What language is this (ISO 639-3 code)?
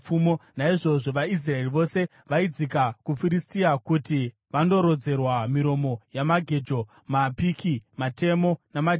sna